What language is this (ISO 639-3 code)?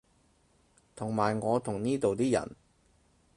yue